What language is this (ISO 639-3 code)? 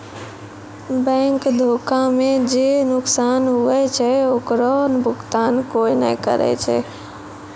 mai